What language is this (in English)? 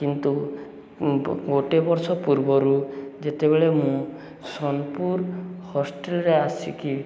Odia